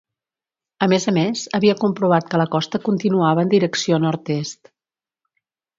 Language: Catalan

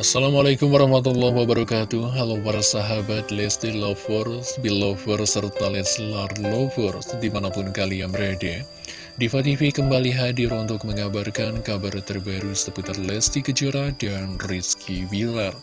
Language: Indonesian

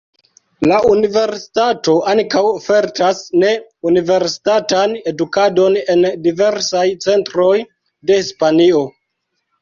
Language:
Esperanto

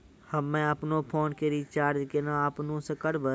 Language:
Maithili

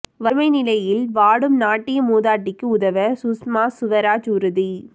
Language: Tamil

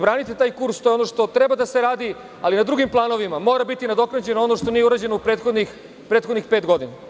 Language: Serbian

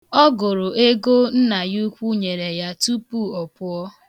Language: Igbo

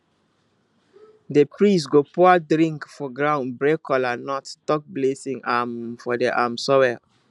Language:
Nigerian Pidgin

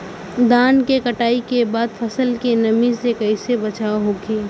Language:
Bhojpuri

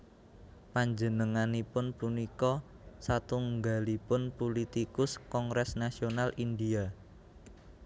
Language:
Javanese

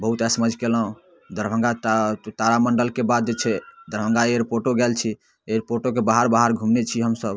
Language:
Maithili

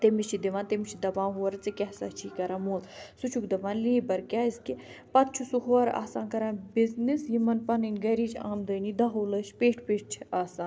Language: Kashmiri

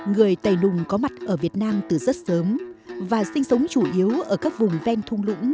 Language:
Vietnamese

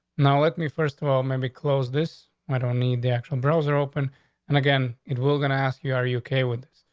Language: English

